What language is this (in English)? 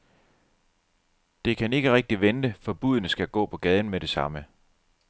Danish